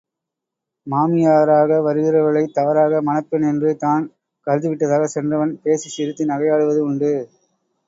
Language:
Tamil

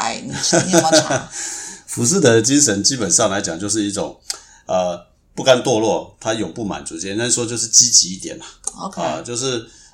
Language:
Chinese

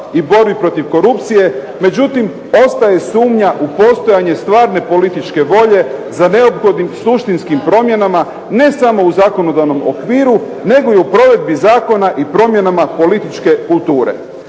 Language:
Croatian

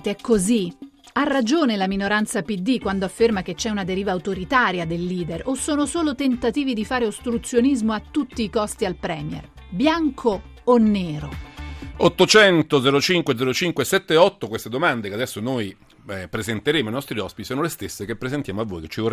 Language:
Italian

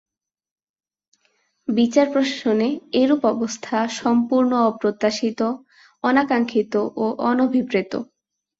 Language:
Bangla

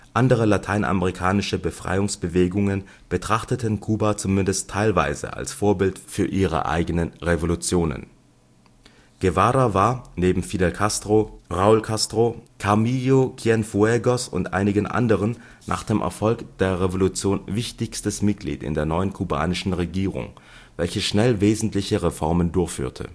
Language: German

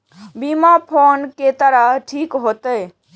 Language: Maithili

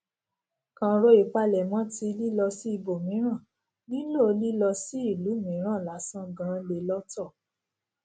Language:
Yoruba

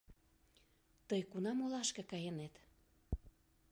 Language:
Mari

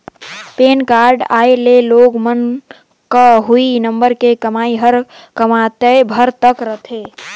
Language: Chhattisgarhi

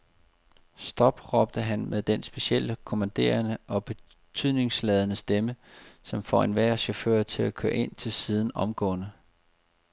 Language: Danish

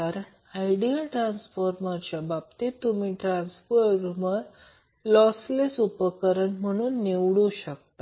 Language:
Marathi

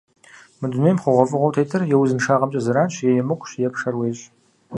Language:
Kabardian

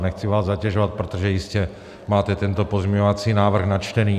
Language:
Czech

